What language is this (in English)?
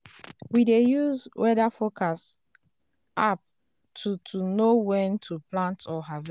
Nigerian Pidgin